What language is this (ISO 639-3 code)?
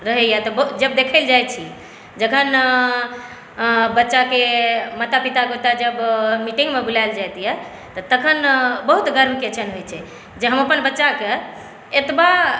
mai